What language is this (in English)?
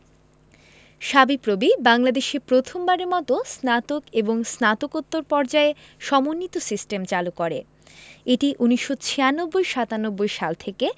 Bangla